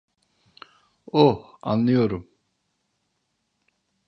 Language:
Turkish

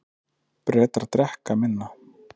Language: Icelandic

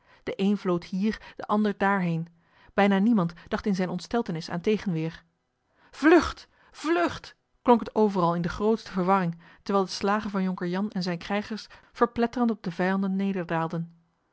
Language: Dutch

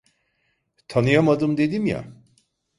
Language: Turkish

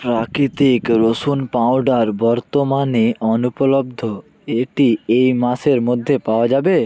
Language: Bangla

